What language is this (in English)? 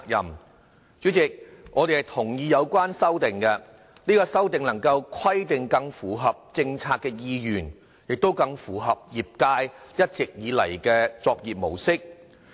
Cantonese